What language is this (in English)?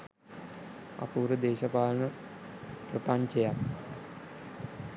Sinhala